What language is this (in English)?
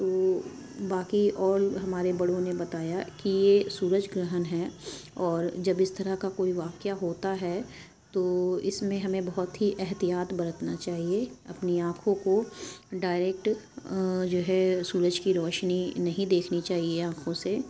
Urdu